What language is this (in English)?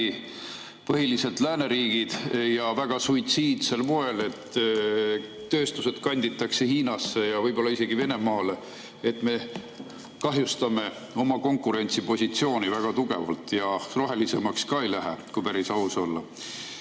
Estonian